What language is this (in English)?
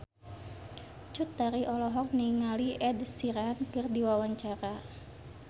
Sundanese